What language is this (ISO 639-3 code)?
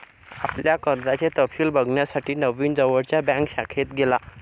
mar